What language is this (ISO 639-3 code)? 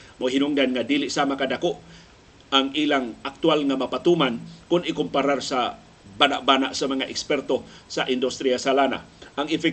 fil